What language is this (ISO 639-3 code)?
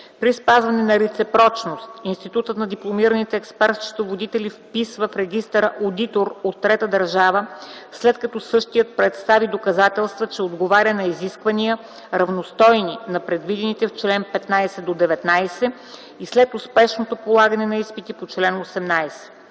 bul